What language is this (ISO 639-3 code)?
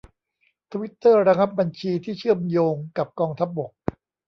tha